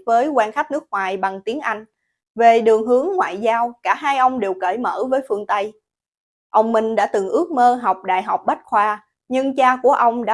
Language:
Vietnamese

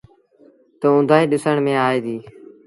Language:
Sindhi Bhil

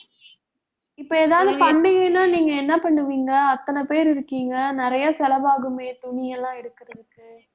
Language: Tamil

